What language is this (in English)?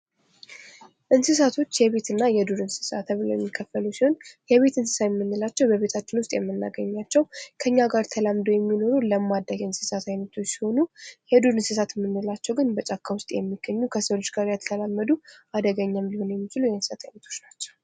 Amharic